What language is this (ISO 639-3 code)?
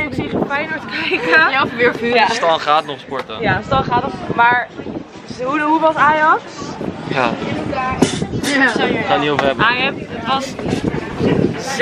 nld